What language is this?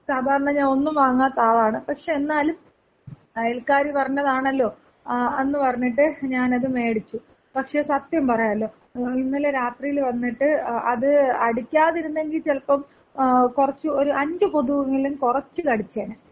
Malayalam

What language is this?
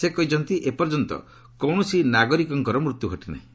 Odia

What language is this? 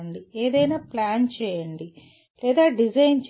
Telugu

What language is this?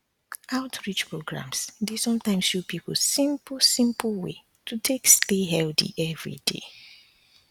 Nigerian Pidgin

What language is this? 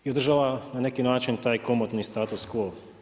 Croatian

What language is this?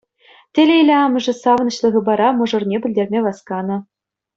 Chuvash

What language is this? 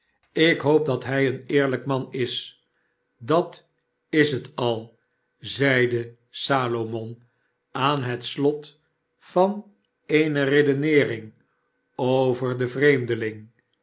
Dutch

